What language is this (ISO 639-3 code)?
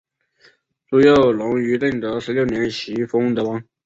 zho